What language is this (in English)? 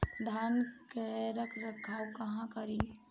Bhojpuri